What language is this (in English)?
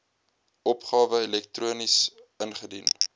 Afrikaans